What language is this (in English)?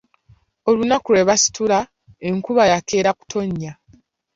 Ganda